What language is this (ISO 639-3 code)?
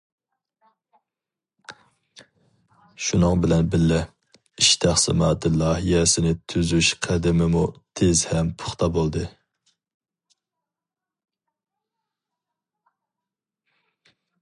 uig